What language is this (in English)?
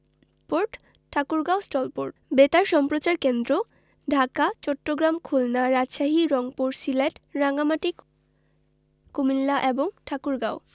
Bangla